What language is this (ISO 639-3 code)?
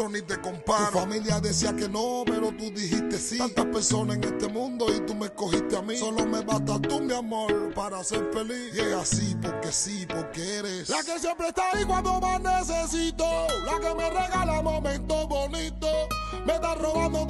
spa